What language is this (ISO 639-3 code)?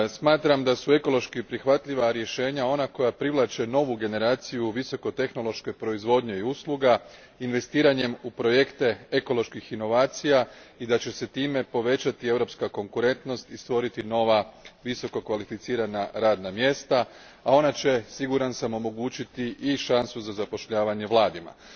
hrv